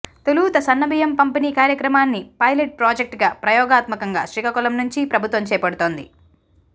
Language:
Telugu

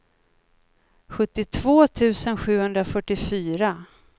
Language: Swedish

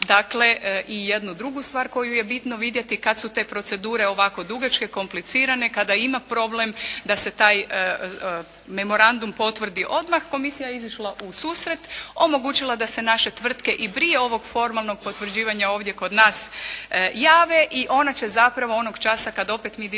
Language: Croatian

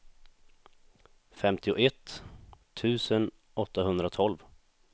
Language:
Swedish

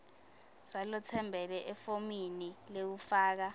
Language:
Swati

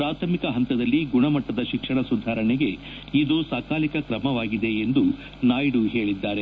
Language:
Kannada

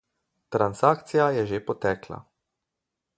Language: Slovenian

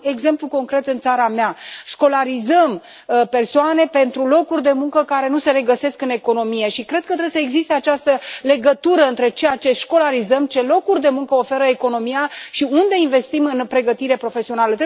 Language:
Romanian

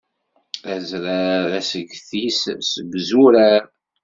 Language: Kabyle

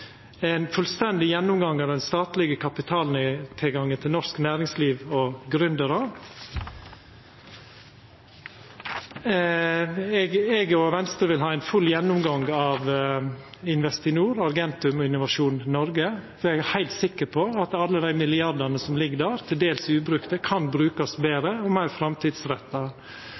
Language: Norwegian Nynorsk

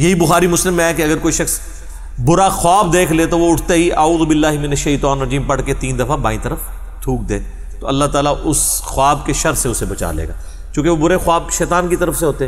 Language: Urdu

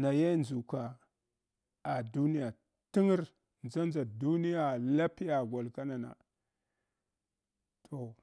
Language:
Hwana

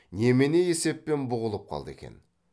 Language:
Kazakh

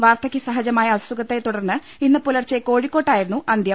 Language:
Malayalam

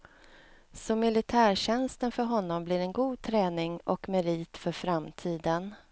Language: Swedish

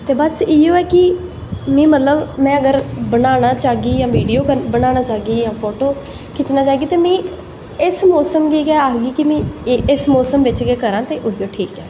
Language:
Dogri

